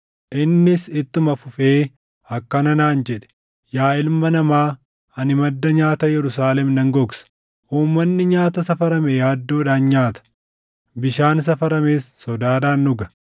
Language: Oromo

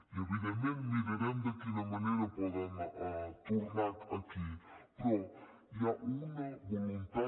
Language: Catalan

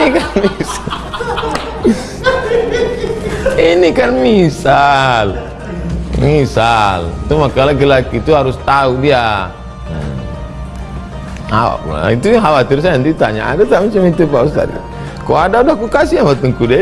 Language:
Indonesian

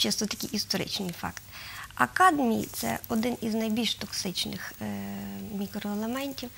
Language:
Ukrainian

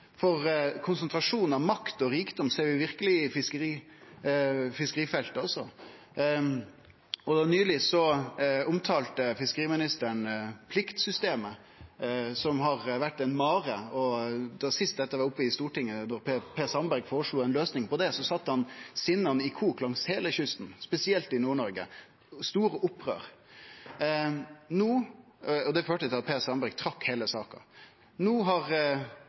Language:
Norwegian Nynorsk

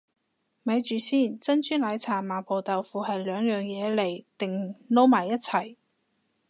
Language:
Cantonese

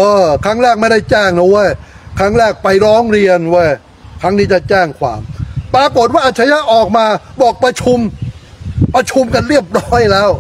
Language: Thai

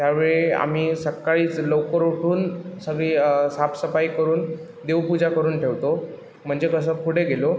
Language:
Marathi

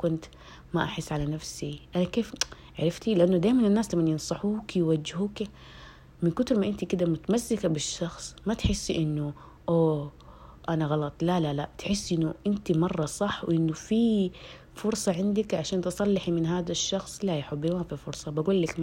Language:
Arabic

